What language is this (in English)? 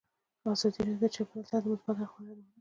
Pashto